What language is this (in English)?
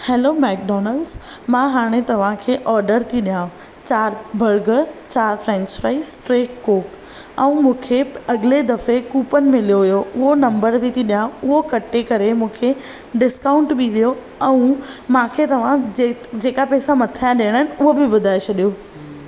Sindhi